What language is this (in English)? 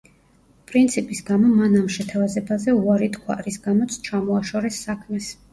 Georgian